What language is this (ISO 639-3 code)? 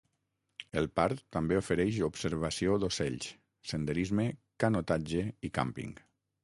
cat